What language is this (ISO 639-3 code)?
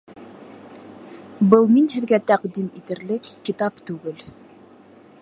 bak